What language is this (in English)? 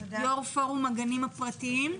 Hebrew